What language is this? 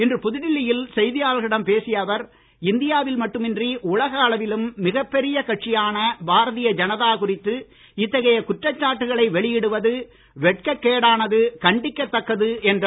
Tamil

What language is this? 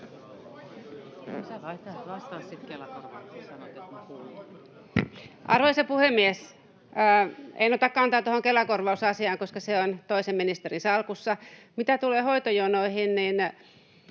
Finnish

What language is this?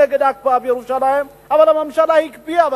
Hebrew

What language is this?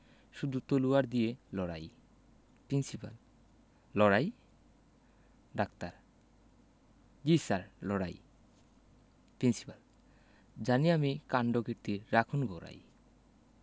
Bangla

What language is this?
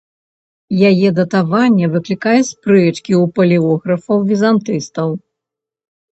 Belarusian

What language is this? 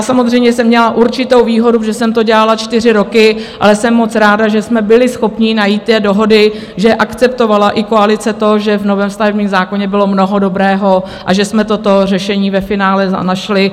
Czech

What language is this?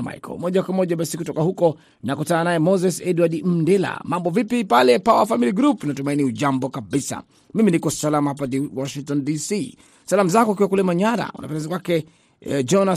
Swahili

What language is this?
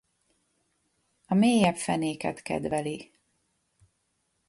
Hungarian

